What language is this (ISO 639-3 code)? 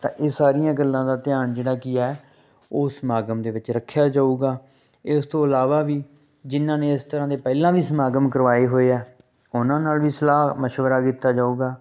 pan